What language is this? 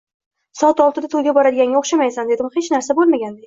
Uzbek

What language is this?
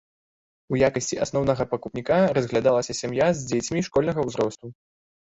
Belarusian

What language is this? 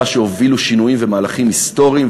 Hebrew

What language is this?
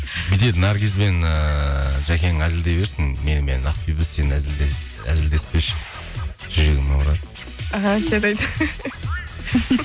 Kazakh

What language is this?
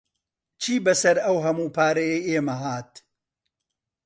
Central Kurdish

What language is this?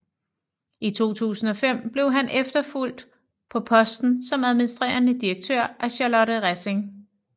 Danish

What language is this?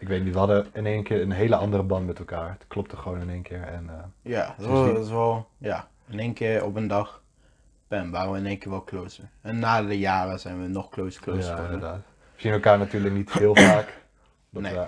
Dutch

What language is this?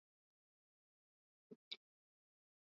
Swahili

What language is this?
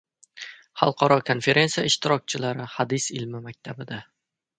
Uzbek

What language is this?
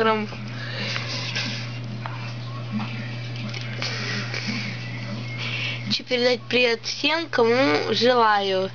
Russian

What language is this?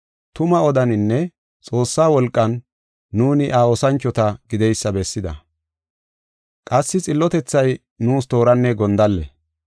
Gofa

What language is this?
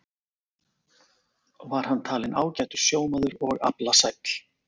Icelandic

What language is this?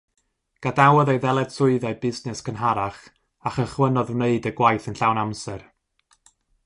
Welsh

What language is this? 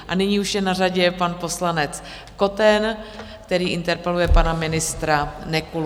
Czech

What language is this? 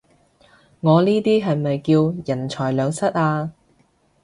Cantonese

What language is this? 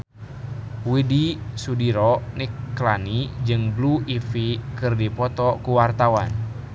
Sundanese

